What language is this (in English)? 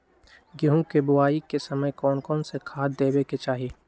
Magahi